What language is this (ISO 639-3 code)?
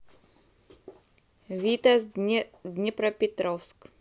rus